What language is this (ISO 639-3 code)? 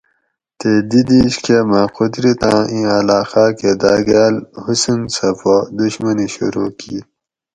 gwc